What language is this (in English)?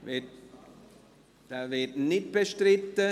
Swiss German